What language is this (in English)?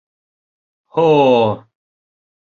Bashkir